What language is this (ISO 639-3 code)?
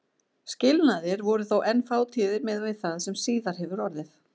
isl